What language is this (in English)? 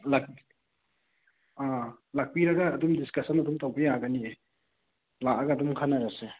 Manipuri